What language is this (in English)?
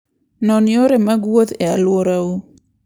Luo (Kenya and Tanzania)